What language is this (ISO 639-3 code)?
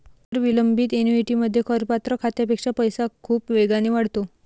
mar